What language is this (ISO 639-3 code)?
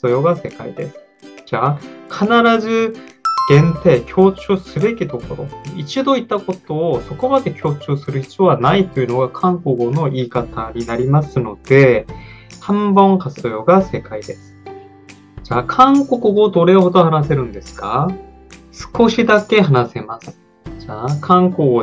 jpn